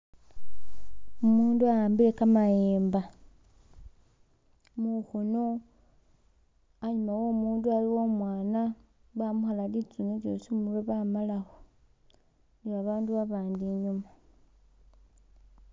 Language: Masaaba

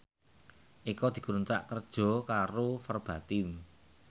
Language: Javanese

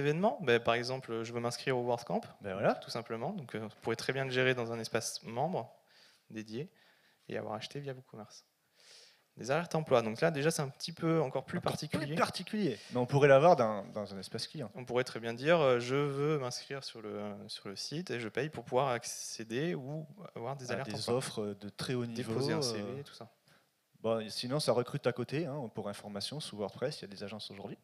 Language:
French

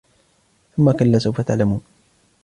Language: Arabic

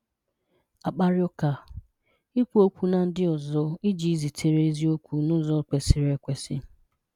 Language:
Igbo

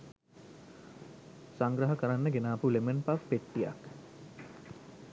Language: Sinhala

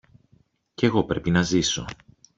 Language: Greek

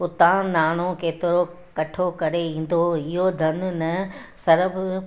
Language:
Sindhi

